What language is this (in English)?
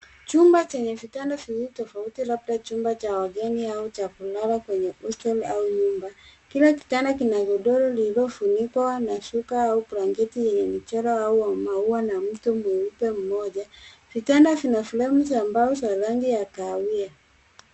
Swahili